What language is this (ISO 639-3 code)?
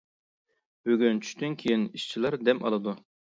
uig